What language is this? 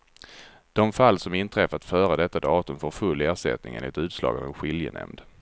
Swedish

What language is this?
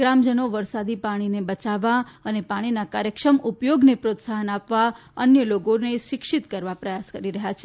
Gujarati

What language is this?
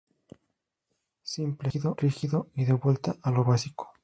Spanish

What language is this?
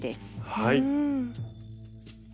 Japanese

